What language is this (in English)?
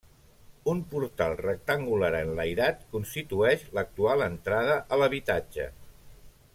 Catalan